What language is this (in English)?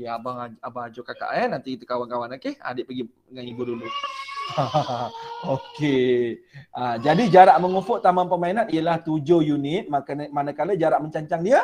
Malay